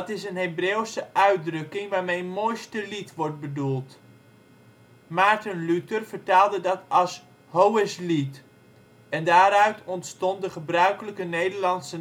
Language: Dutch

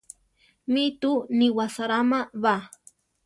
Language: Central Tarahumara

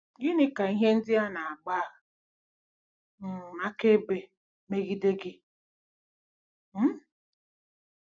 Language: Igbo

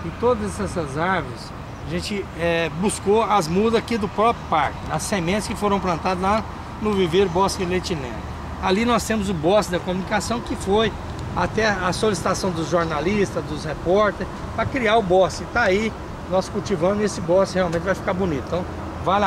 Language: Portuguese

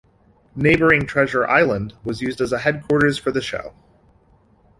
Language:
English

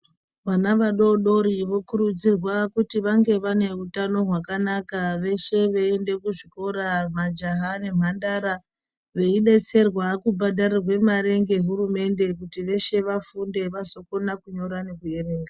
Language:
Ndau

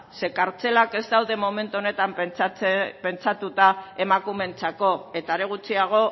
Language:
Basque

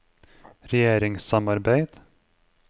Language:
Norwegian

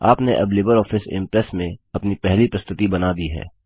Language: Hindi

